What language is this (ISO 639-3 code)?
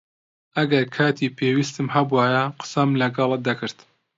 ckb